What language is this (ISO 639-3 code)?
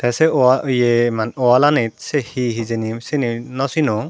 ccp